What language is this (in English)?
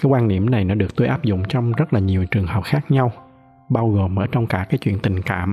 Vietnamese